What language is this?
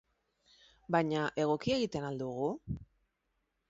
Basque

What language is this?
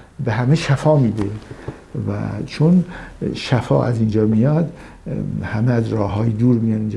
Persian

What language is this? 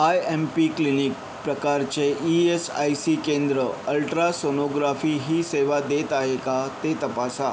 Marathi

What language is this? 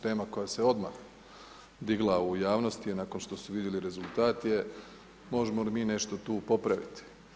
Croatian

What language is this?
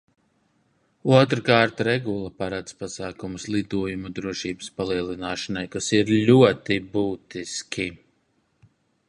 Latvian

